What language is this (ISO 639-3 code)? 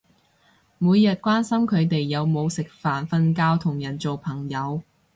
yue